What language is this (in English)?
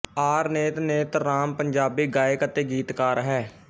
Punjabi